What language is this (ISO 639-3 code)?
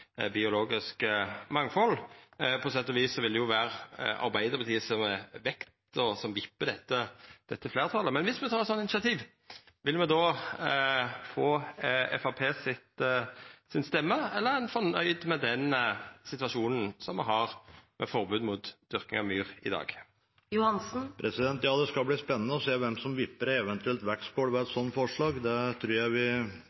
nor